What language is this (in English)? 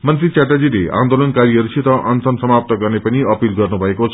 Nepali